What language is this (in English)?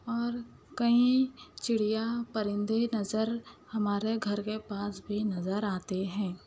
Urdu